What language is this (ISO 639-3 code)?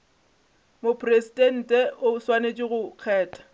nso